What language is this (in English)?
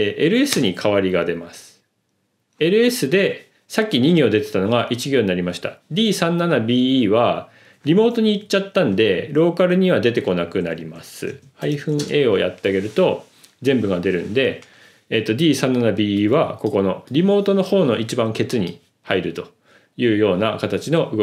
Japanese